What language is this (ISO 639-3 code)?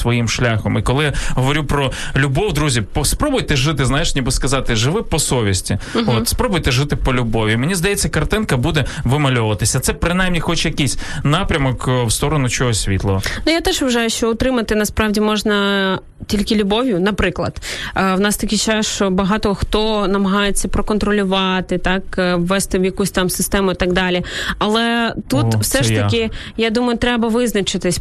ukr